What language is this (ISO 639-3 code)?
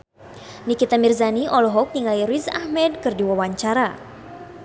sun